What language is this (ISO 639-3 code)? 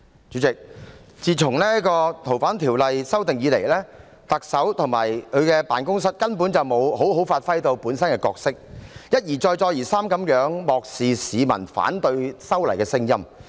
yue